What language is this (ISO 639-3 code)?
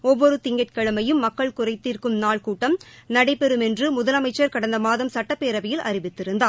tam